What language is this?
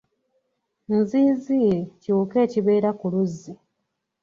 Ganda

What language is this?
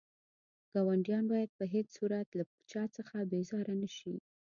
Pashto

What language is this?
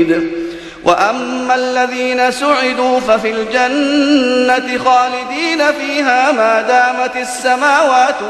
Arabic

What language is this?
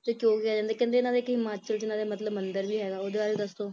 Punjabi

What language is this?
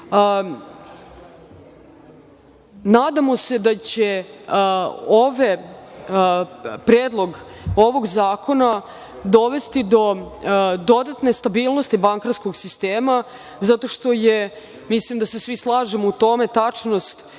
Serbian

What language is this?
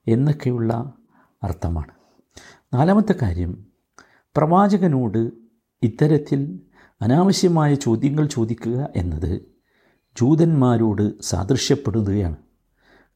Malayalam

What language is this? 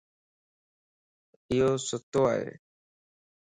Lasi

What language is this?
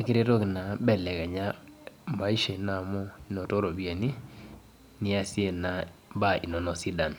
Masai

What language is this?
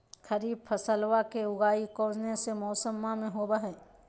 Magahi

